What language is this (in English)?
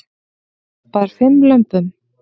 Icelandic